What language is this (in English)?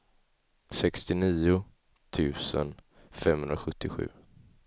Swedish